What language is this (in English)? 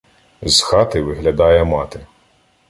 Ukrainian